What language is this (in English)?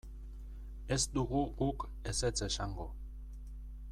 Basque